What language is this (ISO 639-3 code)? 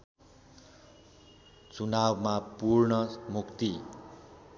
nep